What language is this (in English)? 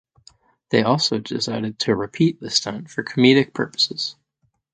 English